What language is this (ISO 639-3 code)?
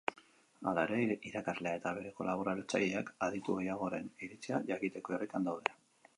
eus